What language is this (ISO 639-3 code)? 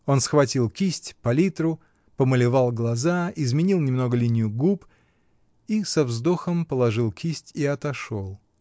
rus